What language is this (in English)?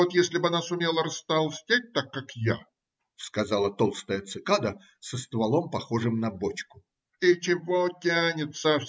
Russian